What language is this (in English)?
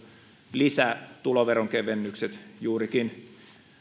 Finnish